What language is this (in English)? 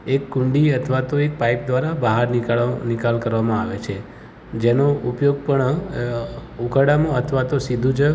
Gujarati